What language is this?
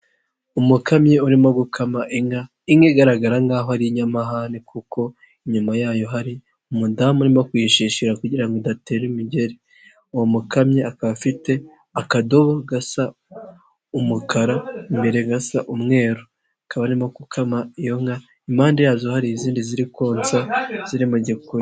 Kinyarwanda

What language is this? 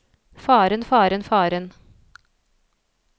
Norwegian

